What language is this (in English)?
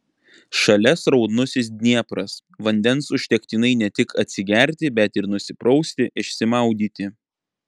Lithuanian